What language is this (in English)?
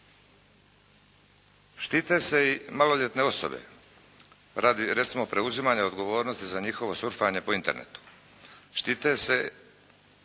Croatian